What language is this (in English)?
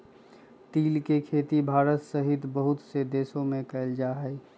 Magahi